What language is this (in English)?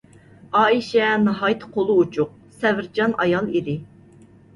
Uyghur